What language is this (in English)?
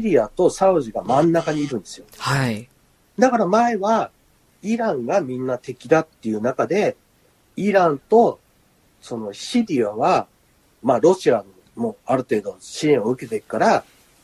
Japanese